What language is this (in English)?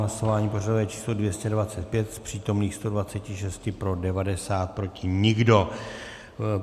Czech